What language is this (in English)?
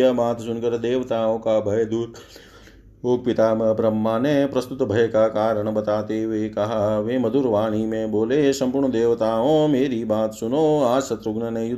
Hindi